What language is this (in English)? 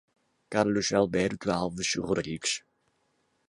Portuguese